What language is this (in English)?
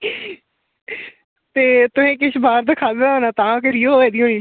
Dogri